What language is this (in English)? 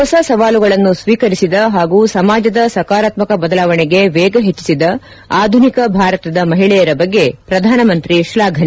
Kannada